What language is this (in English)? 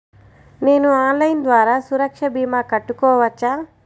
Telugu